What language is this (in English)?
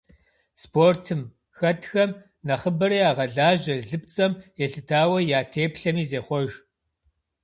Kabardian